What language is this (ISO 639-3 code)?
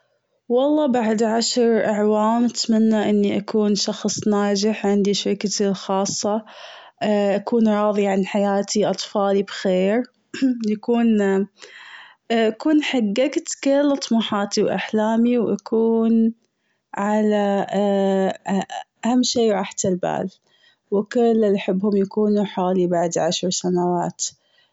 afb